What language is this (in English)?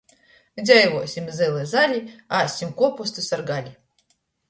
Latgalian